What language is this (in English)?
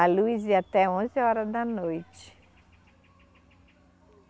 Portuguese